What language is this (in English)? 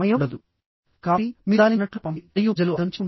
Telugu